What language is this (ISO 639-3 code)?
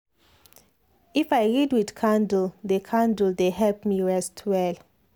pcm